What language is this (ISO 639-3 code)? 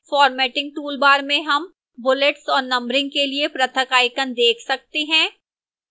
hin